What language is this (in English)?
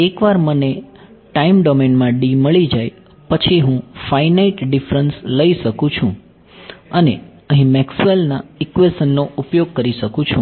Gujarati